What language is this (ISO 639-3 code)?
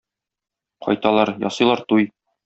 tat